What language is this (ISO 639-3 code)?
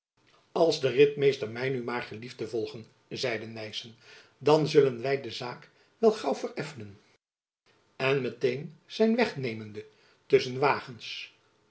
nld